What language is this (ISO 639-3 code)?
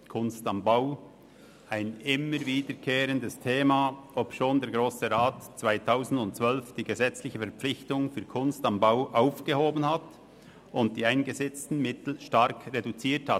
gsw